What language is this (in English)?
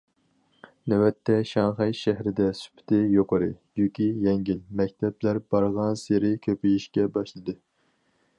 Uyghur